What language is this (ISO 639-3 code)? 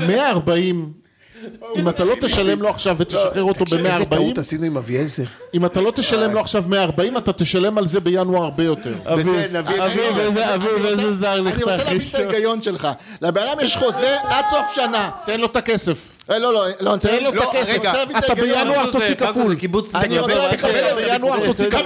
heb